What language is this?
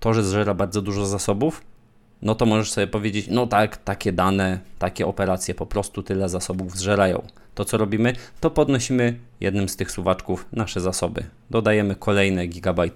Polish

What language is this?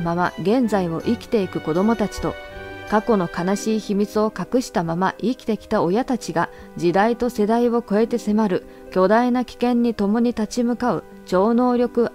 Japanese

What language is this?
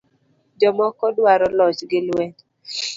Luo (Kenya and Tanzania)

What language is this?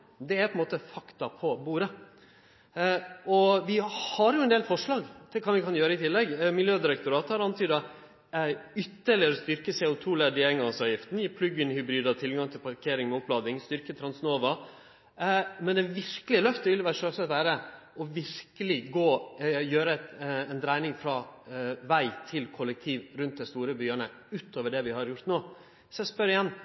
Norwegian Nynorsk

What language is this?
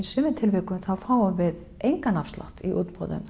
Icelandic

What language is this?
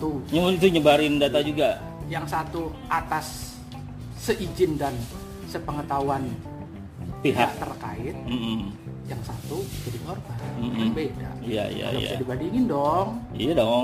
Indonesian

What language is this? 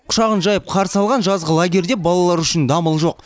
Kazakh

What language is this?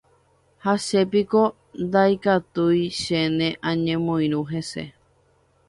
Guarani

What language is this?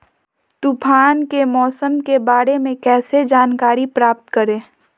Magahi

